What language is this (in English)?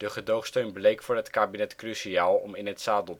Dutch